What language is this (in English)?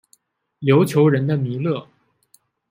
Chinese